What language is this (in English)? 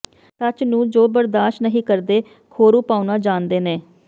Punjabi